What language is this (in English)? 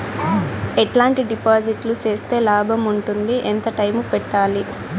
Telugu